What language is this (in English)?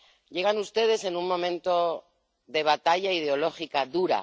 Spanish